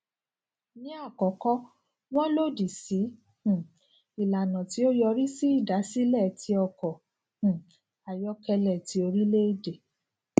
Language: Yoruba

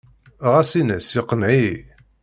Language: Kabyle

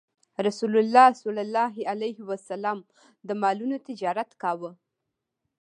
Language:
Pashto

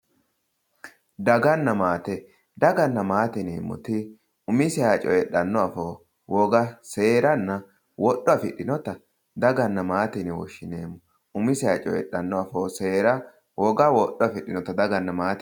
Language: Sidamo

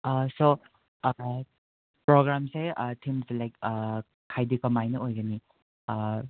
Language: Manipuri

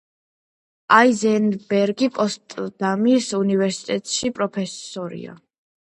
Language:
Georgian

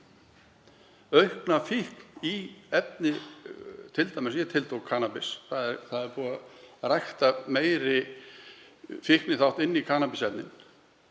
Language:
Icelandic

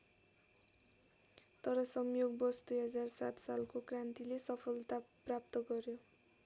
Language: Nepali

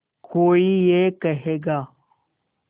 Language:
Hindi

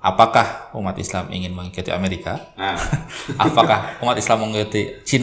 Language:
Indonesian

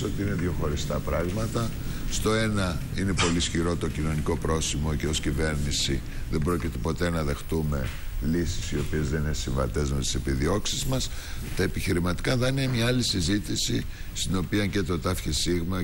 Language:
Greek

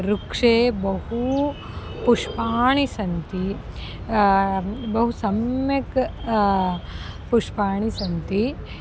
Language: Sanskrit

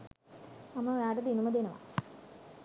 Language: Sinhala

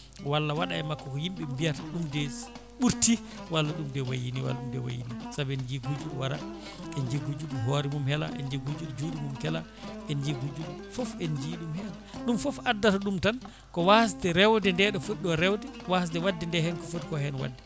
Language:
Fula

